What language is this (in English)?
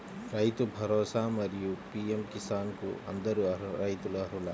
Telugu